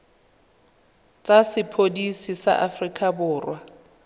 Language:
Tswana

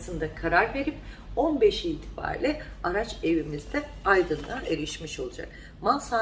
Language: Turkish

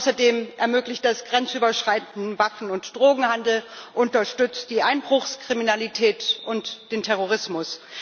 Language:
German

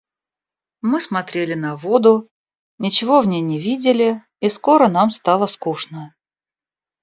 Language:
Russian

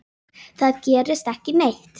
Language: Icelandic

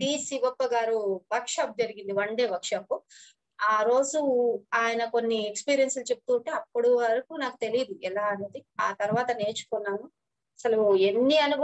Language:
Romanian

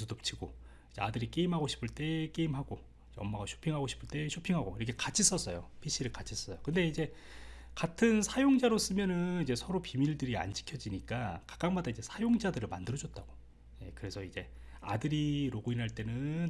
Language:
Korean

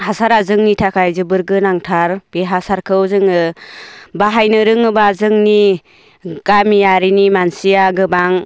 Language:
Bodo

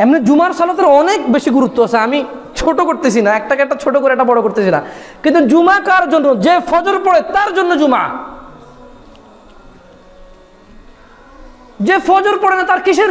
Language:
Arabic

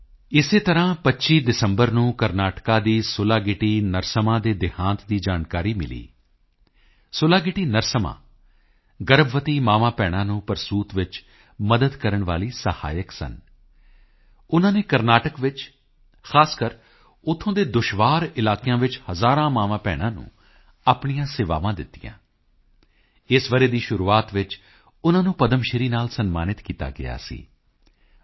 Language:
Punjabi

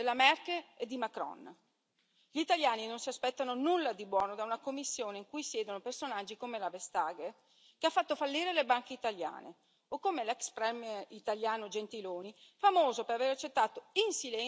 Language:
Italian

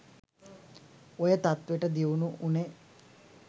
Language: Sinhala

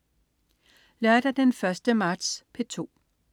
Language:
Danish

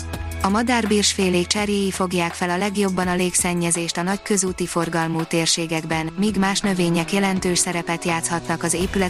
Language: Hungarian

